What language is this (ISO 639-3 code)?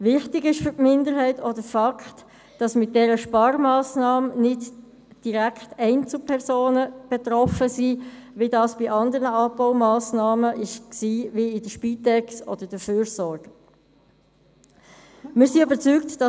gsw